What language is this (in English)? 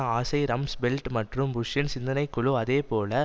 Tamil